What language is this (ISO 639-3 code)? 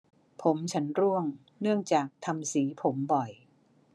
tha